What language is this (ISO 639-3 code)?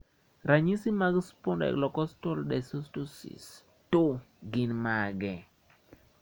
luo